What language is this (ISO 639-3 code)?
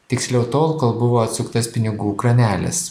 lit